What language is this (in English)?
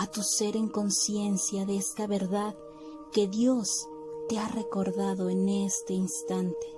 Spanish